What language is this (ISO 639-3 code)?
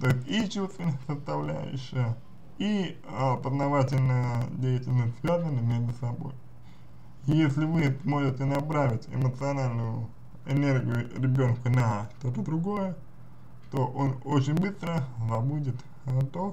rus